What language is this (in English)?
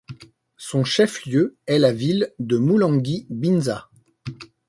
French